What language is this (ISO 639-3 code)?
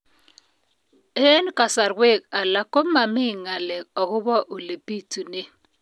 kln